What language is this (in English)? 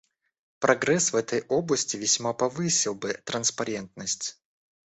Russian